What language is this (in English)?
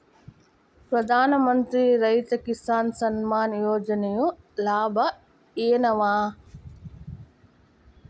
Kannada